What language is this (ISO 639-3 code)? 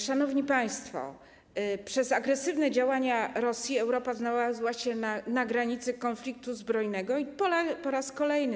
pol